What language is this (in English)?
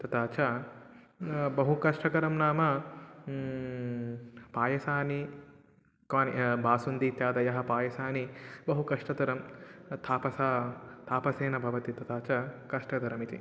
Sanskrit